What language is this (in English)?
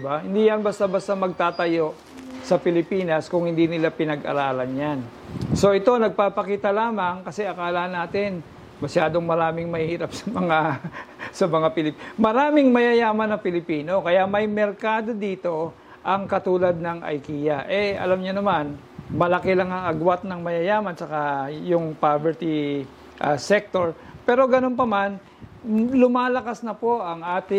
Filipino